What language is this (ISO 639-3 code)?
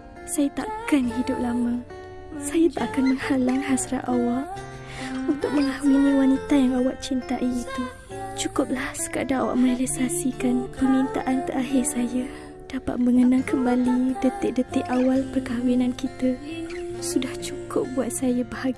msa